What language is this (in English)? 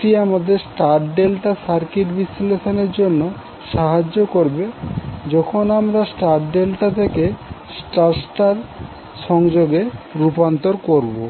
Bangla